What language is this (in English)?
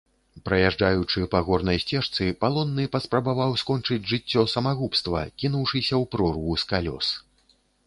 Belarusian